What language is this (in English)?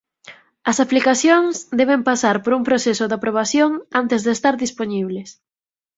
Galician